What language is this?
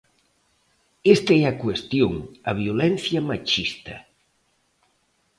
Galician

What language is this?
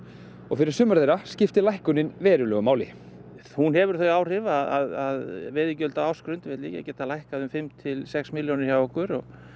Icelandic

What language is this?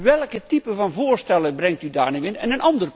Dutch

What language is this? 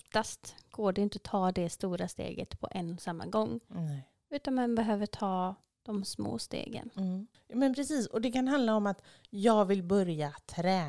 Swedish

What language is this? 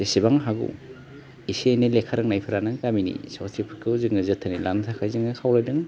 Bodo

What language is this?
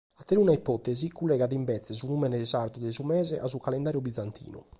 Sardinian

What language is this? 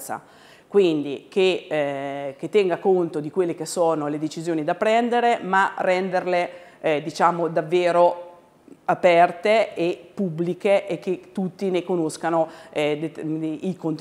Italian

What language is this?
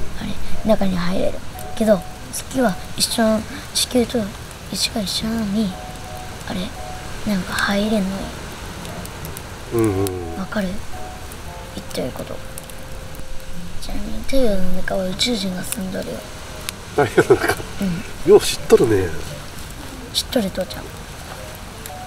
Japanese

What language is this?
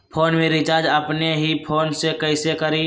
Magahi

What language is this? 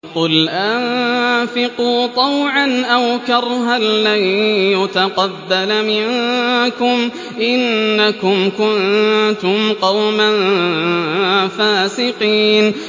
Arabic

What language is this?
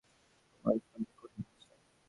Bangla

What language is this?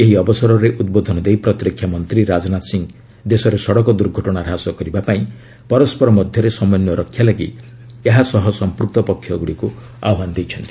Odia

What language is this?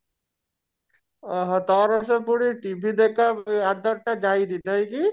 Odia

